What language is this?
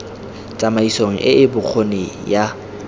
Tswana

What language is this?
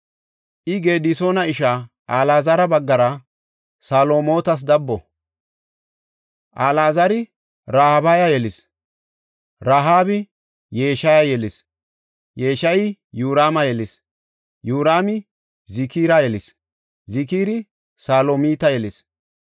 Gofa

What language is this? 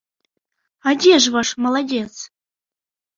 Belarusian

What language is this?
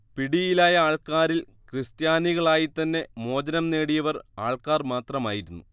Malayalam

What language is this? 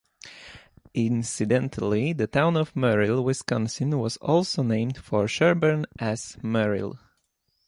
English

